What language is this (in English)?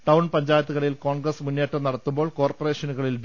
Malayalam